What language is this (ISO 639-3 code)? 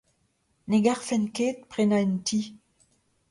bre